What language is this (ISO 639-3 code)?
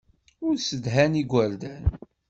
kab